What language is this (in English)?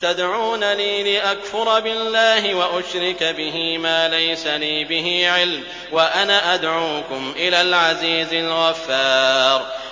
Arabic